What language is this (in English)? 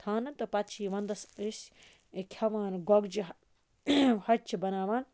Kashmiri